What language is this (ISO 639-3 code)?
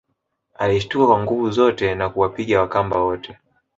swa